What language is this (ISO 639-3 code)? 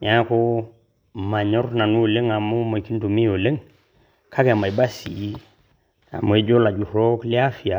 mas